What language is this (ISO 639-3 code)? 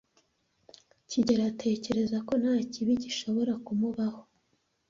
kin